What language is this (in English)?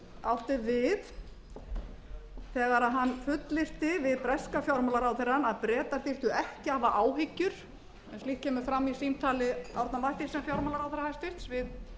Icelandic